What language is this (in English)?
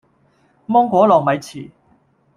Cantonese